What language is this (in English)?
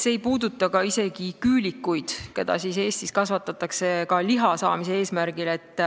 Estonian